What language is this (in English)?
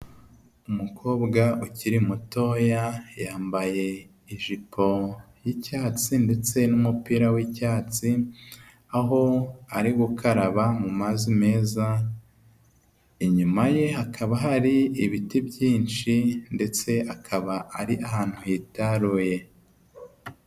Kinyarwanda